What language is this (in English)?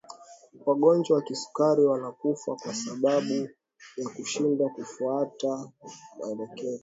Swahili